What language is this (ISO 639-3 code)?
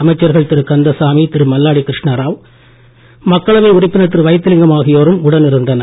tam